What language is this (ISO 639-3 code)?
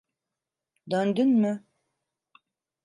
tur